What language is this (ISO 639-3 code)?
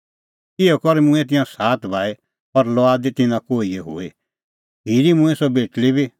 kfx